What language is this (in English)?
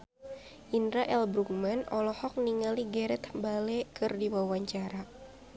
Sundanese